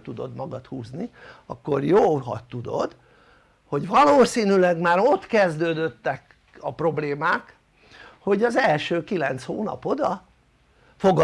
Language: Hungarian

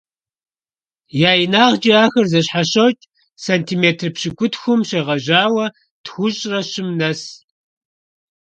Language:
Kabardian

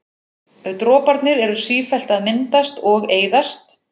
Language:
Icelandic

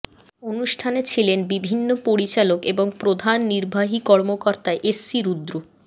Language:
Bangla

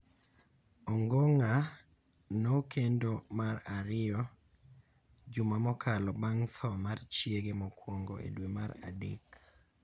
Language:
Luo (Kenya and Tanzania)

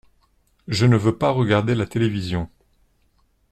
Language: French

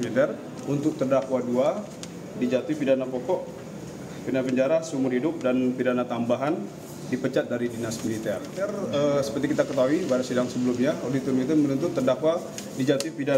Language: Indonesian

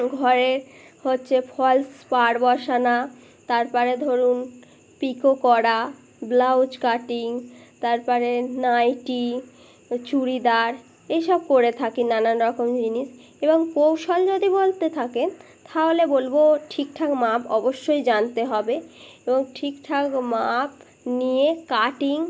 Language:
Bangla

